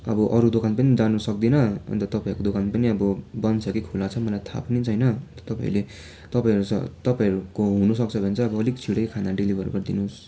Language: Nepali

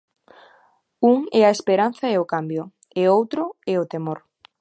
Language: Galician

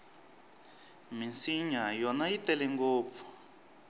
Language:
Tsonga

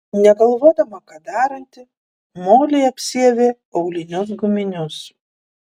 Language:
Lithuanian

